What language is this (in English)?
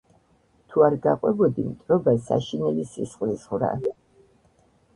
Georgian